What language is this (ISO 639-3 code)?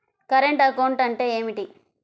tel